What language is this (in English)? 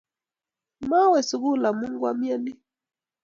Kalenjin